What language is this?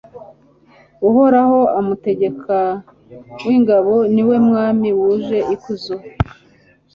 Kinyarwanda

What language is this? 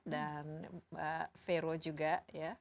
Indonesian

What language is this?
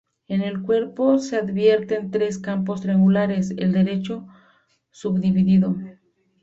Spanish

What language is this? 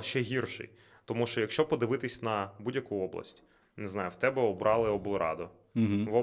Ukrainian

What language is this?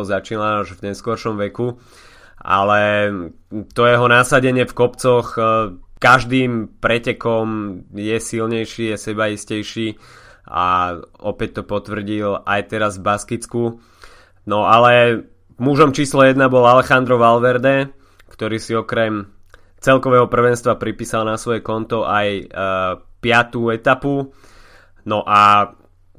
Slovak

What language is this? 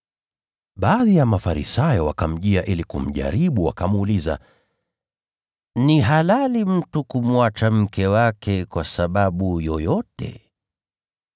Swahili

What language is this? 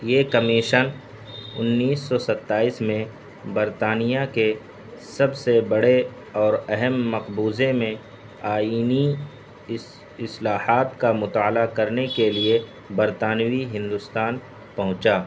Urdu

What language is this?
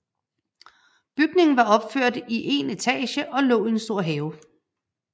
Danish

